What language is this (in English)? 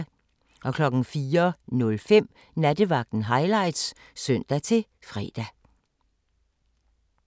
Danish